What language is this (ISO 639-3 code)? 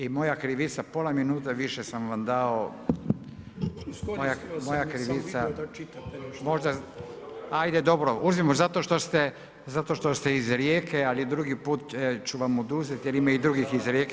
hrv